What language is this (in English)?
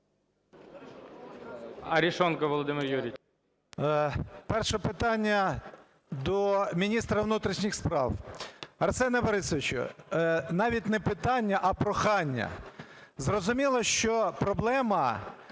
Ukrainian